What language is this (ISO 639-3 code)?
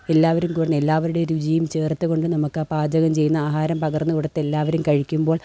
mal